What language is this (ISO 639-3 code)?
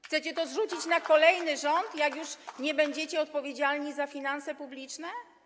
pol